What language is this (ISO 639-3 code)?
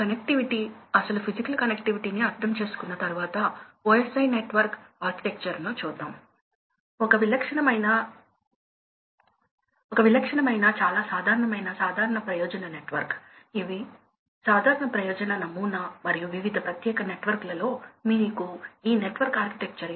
tel